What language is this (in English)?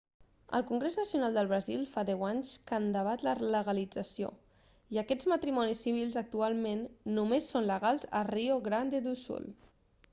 Catalan